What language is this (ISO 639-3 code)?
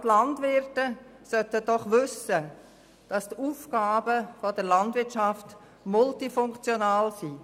gsw